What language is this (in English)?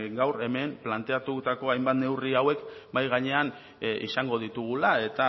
Basque